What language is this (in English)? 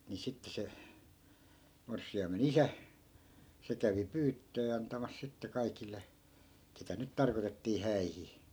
Finnish